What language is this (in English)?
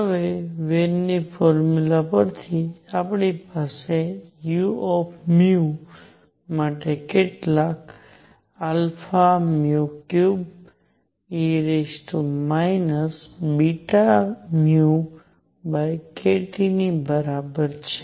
Gujarati